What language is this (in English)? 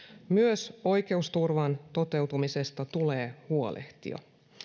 Finnish